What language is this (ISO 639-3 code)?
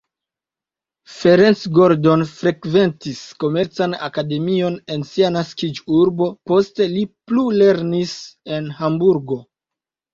epo